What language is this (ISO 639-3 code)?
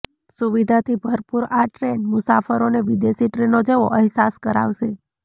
guj